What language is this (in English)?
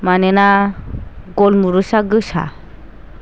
Bodo